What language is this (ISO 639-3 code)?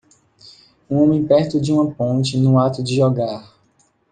por